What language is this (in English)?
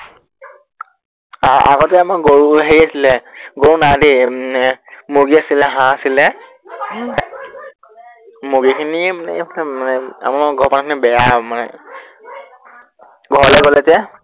Assamese